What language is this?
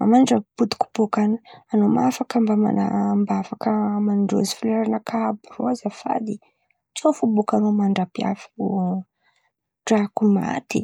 Antankarana Malagasy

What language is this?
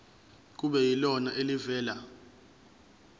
Zulu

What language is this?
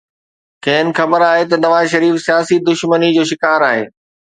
Sindhi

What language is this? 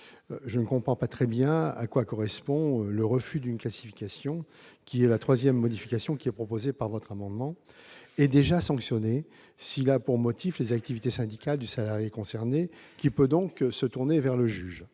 French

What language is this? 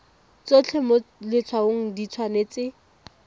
Tswana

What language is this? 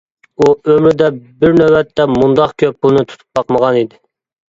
Uyghur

